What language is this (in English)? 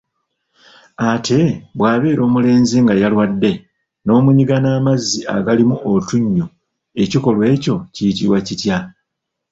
Ganda